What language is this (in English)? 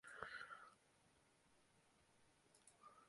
Chinese